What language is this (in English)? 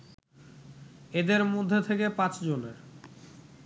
Bangla